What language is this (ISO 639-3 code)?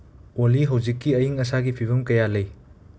mni